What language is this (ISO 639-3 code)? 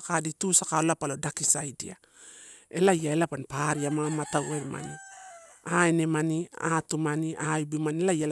ttu